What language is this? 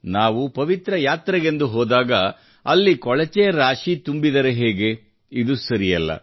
Kannada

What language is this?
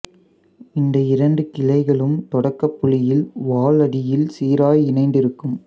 Tamil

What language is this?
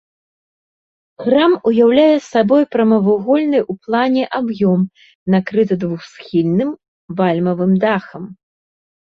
Belarusian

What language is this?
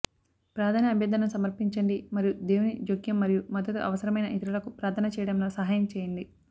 Telugu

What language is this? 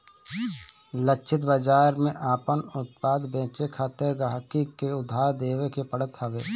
Bhojpuri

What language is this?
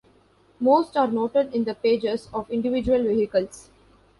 English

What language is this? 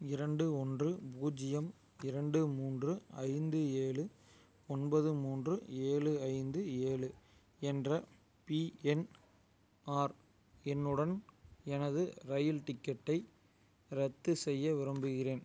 Tamil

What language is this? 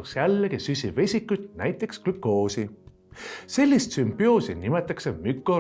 Estonian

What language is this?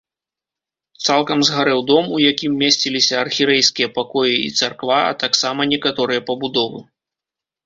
Belarusian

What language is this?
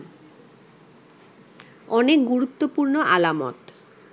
Bangla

